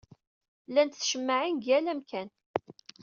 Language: Kabyle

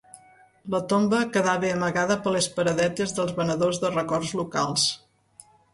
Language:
Catalan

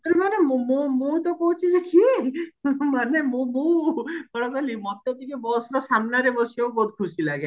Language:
Odia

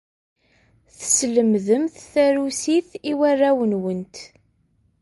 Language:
Kabyle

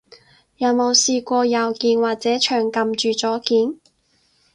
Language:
Cantonese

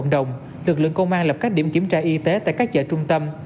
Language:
Vietnamese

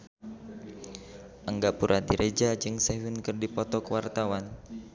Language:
Sundanese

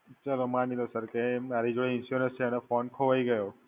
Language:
Gujarati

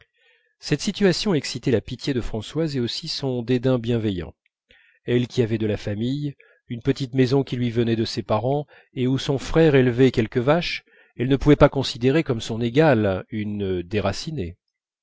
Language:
French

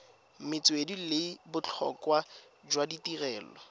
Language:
Tswana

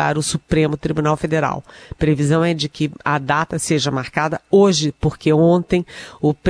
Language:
Portuguese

